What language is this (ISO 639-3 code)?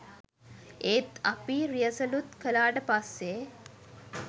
sin